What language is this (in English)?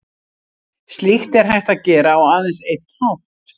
Icelandic